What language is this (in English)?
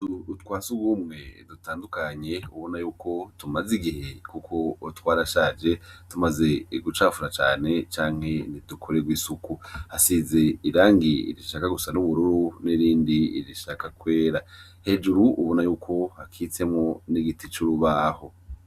Rundi